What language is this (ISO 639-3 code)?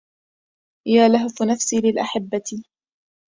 ara